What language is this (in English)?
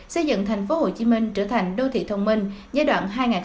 Vietnamese